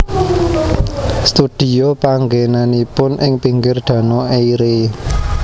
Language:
Javanese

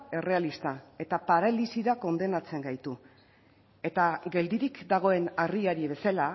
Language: Basque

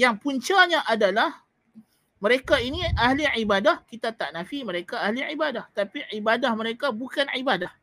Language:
Malay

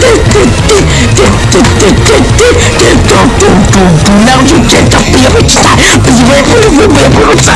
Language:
Indonesian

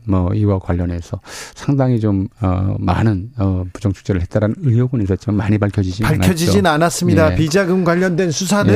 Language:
Korean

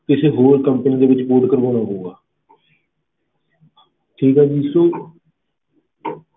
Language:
Punjabi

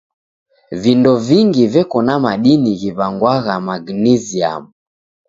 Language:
Taita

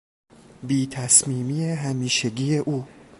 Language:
Persian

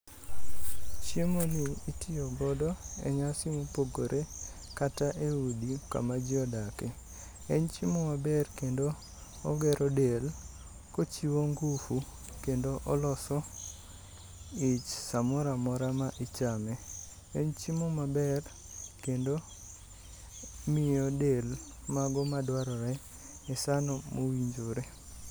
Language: Luo (Kenya and Tanzania)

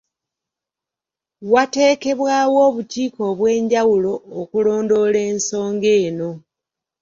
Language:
Ganda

